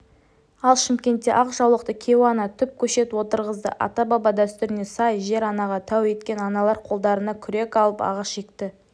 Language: Kazakh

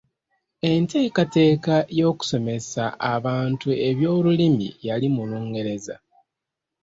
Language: Ganda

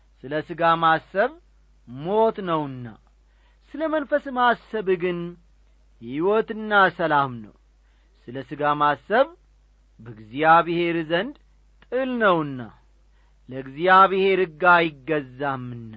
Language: Amharic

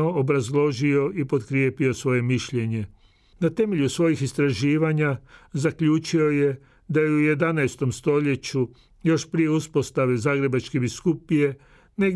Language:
Croatian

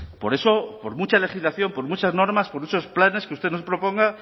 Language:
Spanish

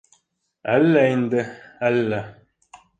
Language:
Bashkir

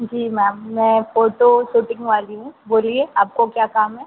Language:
Hindi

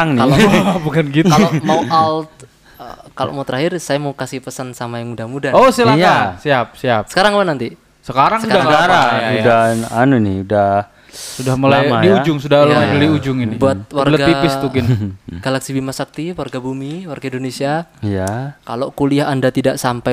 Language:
Indonesian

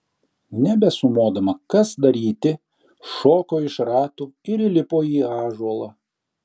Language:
Lithuanian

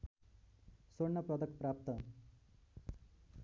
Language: Nepali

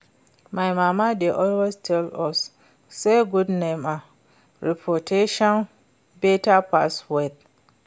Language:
Nigerian Pidgin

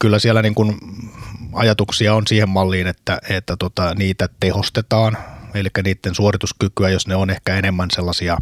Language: Finnish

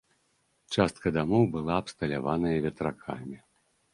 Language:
Belarusian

